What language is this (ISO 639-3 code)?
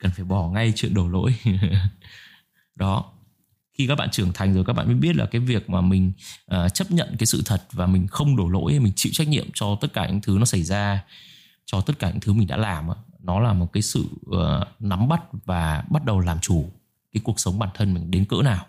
vie